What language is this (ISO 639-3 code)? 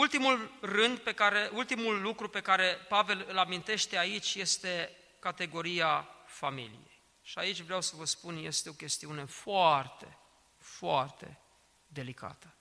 ron